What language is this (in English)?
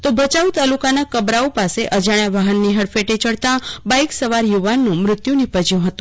Gujarati